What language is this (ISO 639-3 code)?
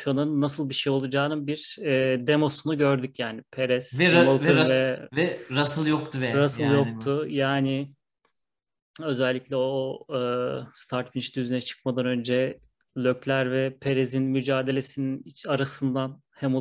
tur